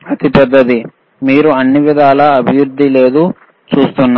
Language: Telugu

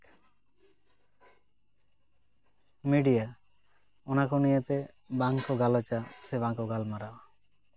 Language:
Santali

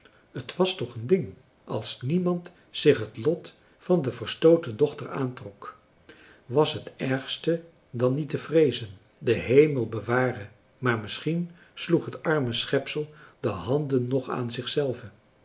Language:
Dutch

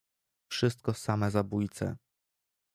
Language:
Polish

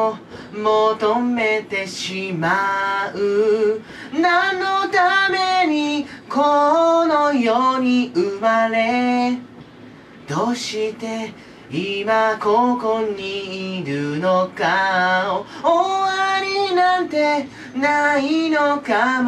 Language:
Japanese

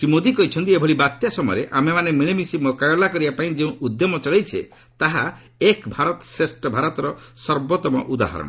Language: Odia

